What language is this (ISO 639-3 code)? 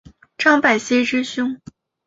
zho